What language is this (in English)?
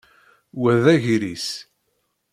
Kabyle